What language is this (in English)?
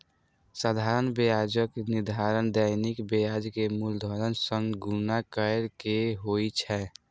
Maithili